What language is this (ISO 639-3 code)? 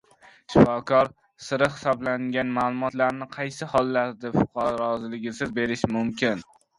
uzb